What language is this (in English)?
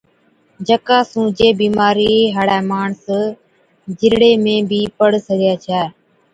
Od